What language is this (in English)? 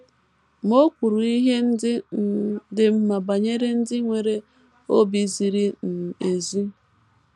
Igbo